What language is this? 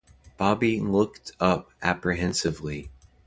English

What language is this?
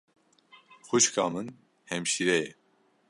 Kurdish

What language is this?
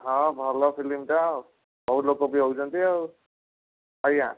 Odia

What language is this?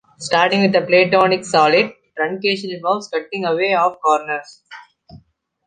English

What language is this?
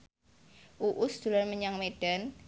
Javanese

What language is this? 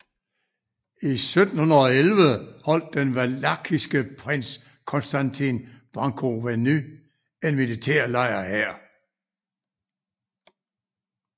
Danish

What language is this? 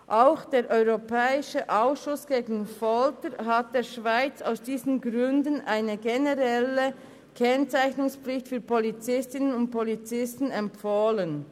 Swiss German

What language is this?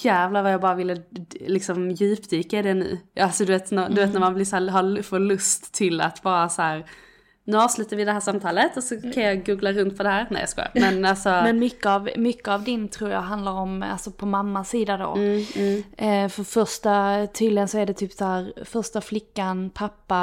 Swedish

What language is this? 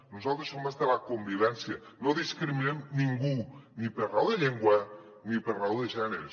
Catalan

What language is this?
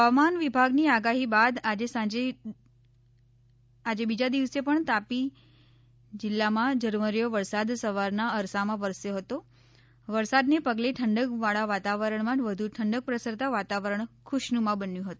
Gujarati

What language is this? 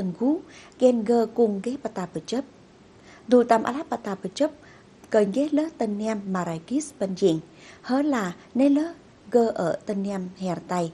Vietnamese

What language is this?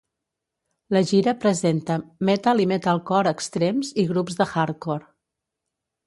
Catalan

